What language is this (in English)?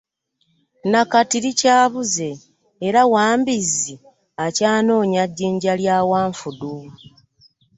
Ganda